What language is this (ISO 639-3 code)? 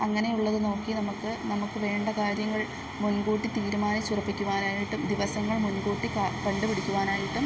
mal